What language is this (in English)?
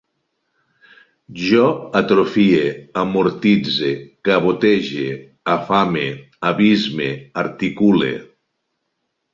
Catalan